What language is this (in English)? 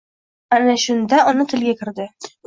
Uzbek